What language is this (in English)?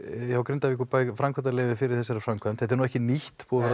Icelandic